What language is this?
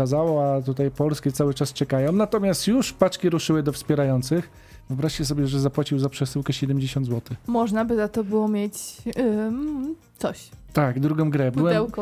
Polish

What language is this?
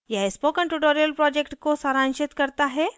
Hindi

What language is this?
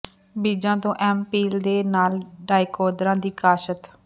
Punjabi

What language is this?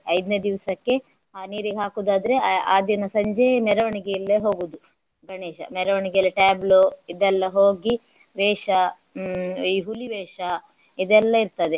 Kannada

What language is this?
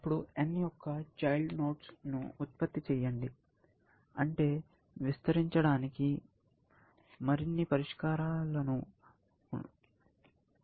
Telugu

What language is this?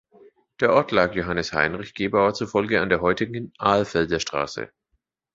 German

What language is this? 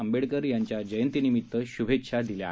Marathi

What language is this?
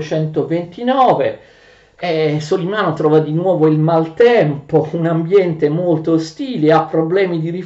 Italian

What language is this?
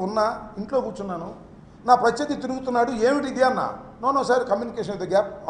Telugu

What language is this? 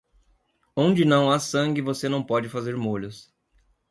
Portuguese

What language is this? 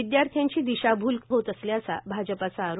Marathi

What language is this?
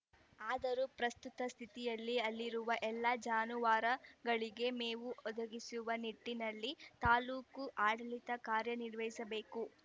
Kannada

